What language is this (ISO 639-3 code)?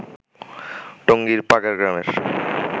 ben